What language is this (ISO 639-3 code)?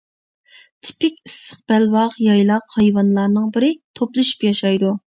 uig